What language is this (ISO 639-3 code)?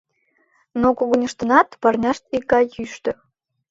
chm